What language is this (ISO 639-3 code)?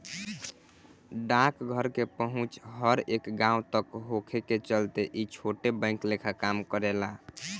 bho